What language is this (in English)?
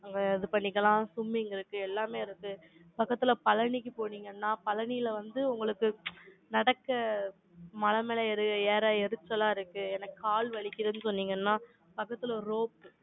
Tamil